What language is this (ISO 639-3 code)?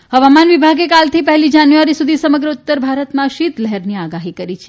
guj